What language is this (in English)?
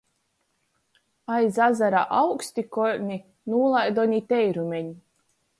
Latgalian